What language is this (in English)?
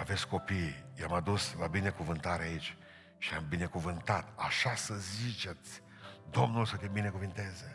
Romanian